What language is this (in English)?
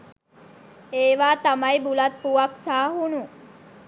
Sinhala